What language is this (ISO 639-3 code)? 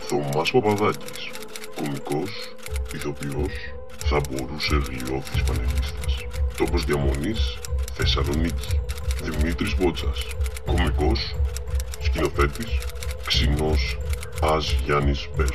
ell